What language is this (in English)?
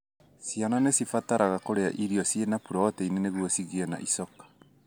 Kikuyu